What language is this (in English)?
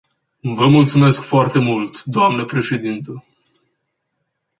Romanian